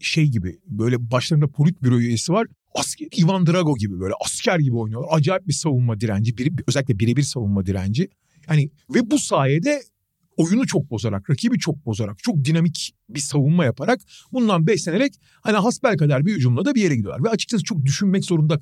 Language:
Turkish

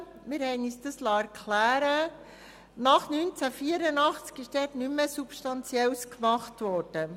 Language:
Swiss German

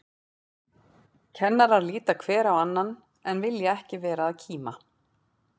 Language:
Icelandic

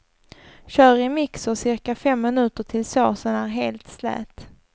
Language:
Swedish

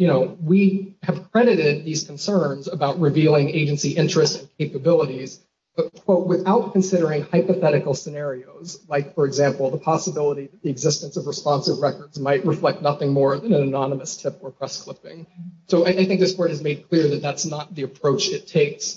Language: English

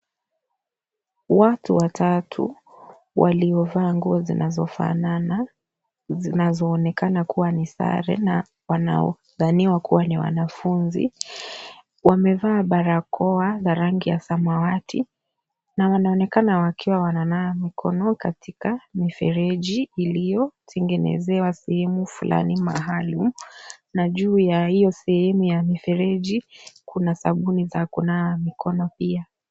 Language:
Swahili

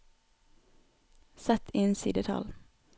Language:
Norwegian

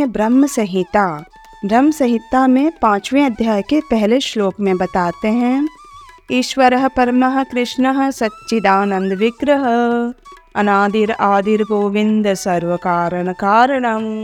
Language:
Hindi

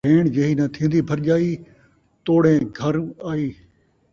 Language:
Saraiki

